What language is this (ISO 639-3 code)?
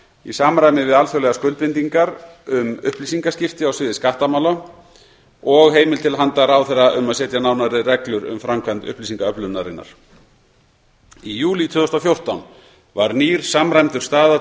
isl